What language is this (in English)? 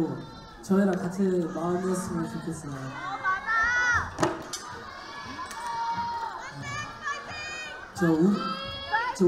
Korean